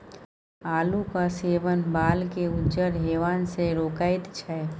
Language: Maithili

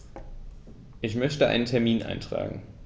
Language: German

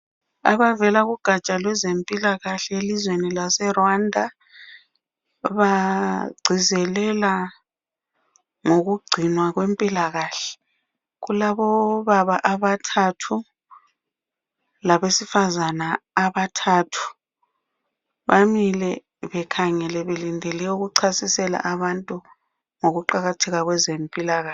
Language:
North Ndebele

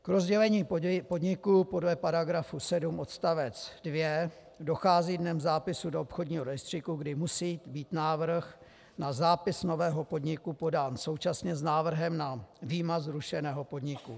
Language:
Czech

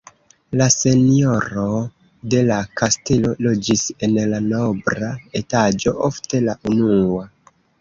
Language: Esperanto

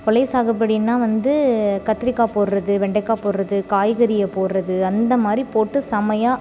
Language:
Tamil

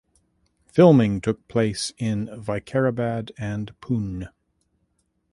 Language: English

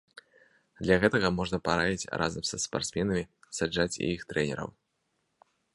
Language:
Belarusian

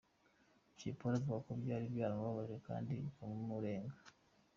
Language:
Kinyarwanda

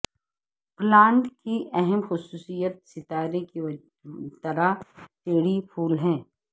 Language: Urdu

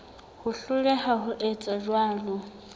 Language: Southern Sotho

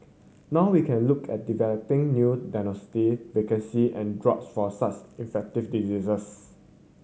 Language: English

